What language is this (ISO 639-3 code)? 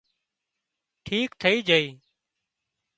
kxp